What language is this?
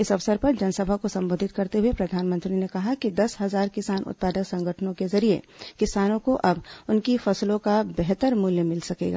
Hindi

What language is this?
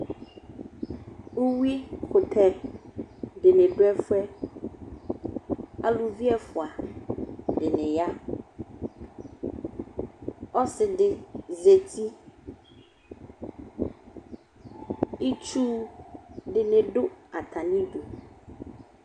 Ikposo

